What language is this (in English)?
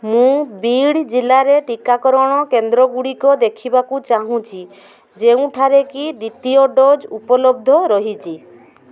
Odia